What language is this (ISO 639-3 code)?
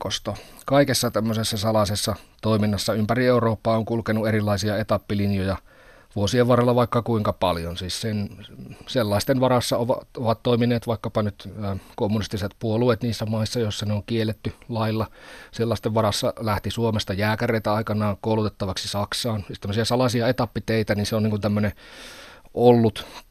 fin